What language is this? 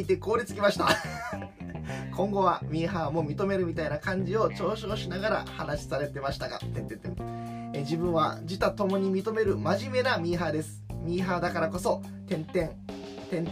Japanese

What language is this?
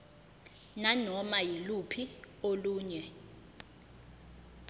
Zulu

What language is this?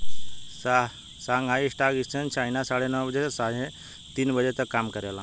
Bhojpuri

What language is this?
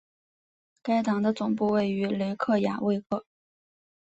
Chinese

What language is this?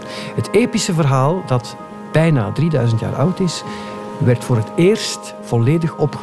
Dutch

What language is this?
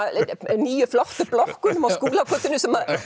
Icelandic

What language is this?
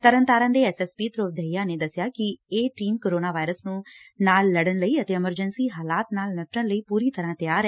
Punjabi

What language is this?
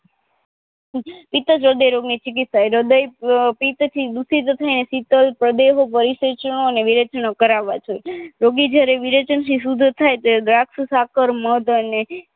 Gujarati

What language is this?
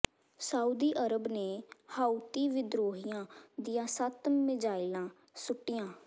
Punjabi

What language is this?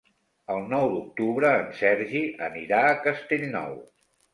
Catalan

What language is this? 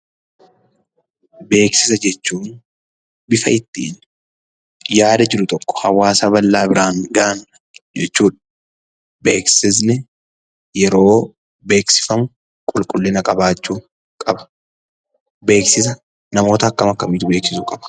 Oromo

